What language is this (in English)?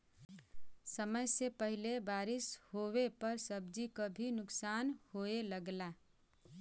Bhojpuri